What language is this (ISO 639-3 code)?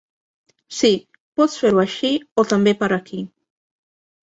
cat